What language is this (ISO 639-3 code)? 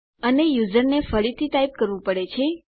guj